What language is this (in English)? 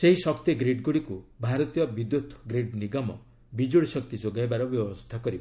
Odia